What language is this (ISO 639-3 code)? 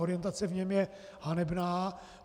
ces